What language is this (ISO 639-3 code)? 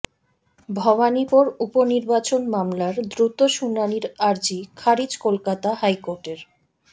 ben